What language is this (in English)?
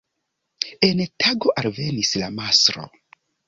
Esperanto